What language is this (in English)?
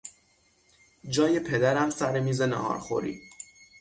Persian